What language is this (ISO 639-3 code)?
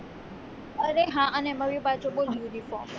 guj